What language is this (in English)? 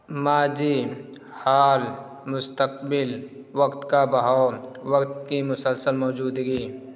Urdu